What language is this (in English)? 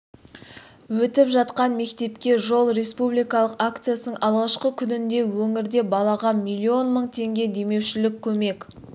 Kazakh